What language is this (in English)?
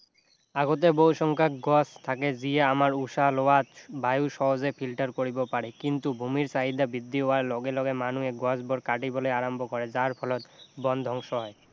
Assamese